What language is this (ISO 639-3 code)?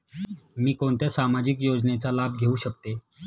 mar